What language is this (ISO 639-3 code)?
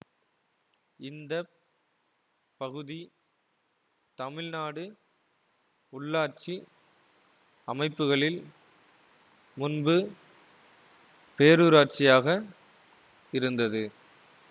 tam